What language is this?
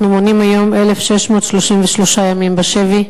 Hebrew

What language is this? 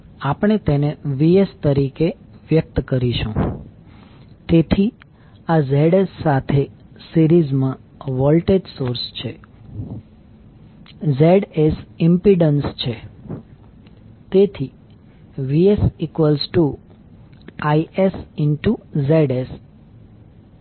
Gujarati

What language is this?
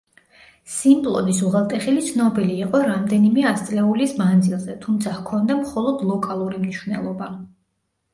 Georgian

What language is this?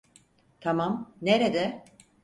Turkish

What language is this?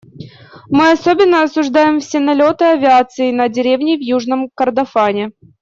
Russian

